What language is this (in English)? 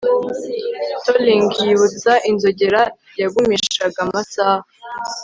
Kinyarwanda